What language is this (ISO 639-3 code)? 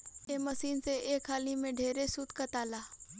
bho